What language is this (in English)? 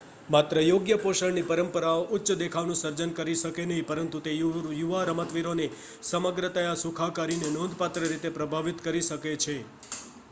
Gujarati